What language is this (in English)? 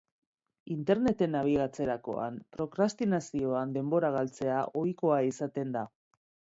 Basque